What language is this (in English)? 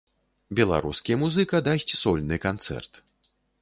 Belarusian